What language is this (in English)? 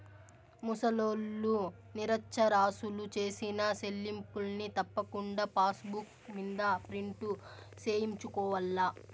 Telugu